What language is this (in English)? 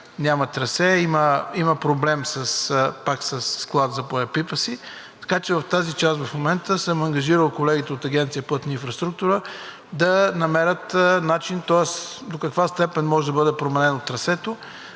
Bulgarian